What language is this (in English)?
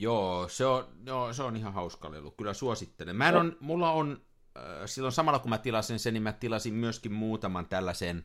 Finnish